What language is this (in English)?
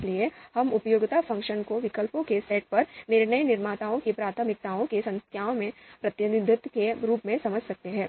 Hindi